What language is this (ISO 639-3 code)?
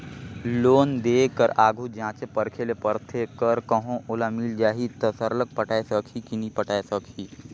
hne